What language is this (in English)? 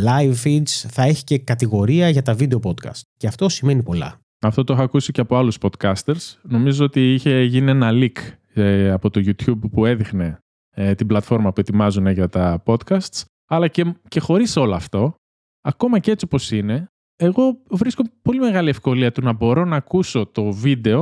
Greek